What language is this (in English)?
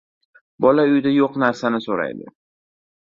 Uzbek